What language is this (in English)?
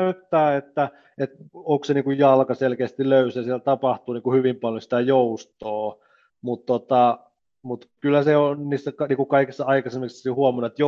Finnish